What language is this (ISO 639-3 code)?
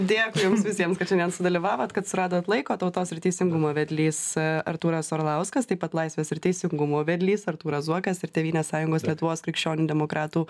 lit